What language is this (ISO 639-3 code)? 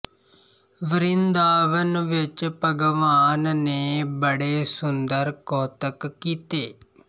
pan